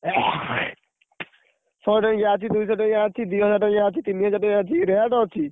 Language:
Odia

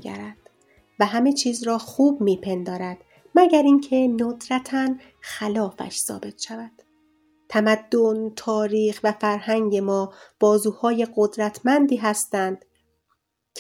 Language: Persian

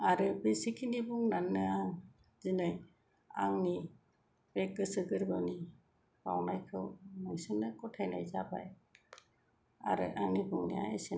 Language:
Bodo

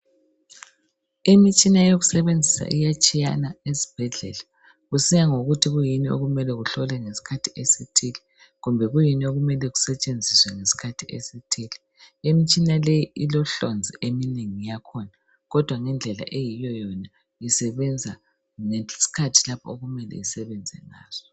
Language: North Ndebele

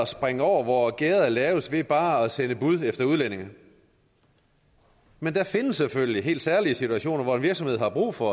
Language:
Danish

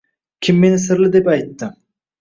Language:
Uzbek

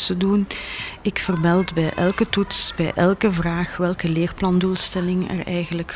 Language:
Dutch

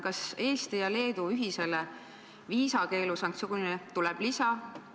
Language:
Estonian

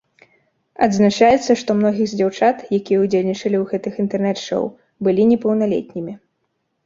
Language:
Belarusian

